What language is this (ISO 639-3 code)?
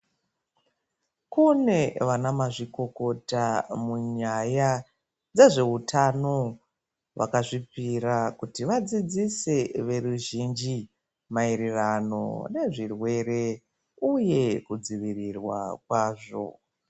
ndc